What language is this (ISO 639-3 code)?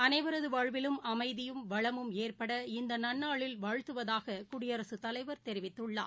tam